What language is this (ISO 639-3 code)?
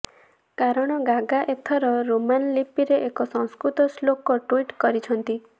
ori